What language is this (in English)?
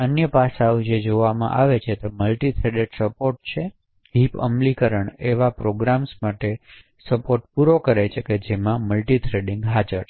Gujarati